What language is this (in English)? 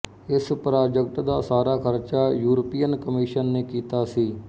Punjabi